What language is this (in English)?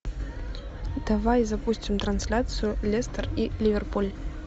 Russian